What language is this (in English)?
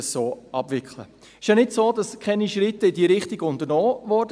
Swiss German